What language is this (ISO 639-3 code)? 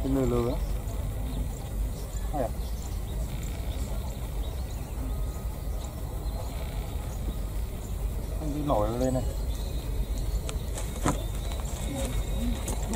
vie